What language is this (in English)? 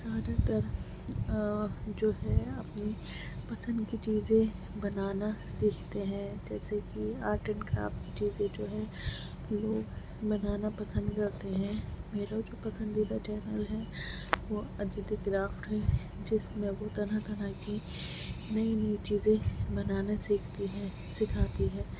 Urdu